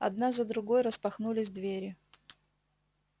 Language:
Russian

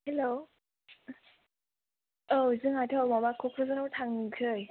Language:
Bodo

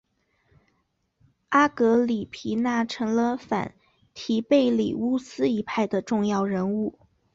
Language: Chinese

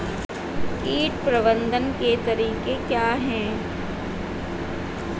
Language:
Hindi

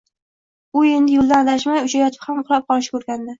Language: Uzbek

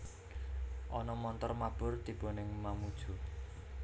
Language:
Javanese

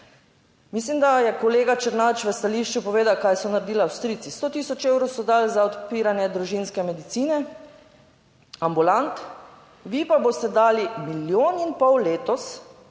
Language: Slovenian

